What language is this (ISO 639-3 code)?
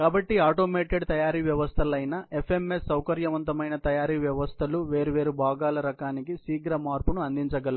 tel